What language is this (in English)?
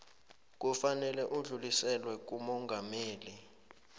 South Ndebele